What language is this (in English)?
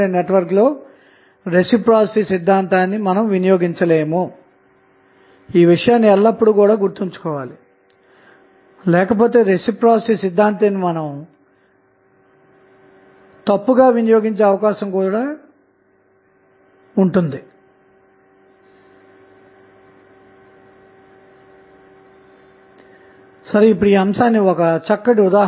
Telugu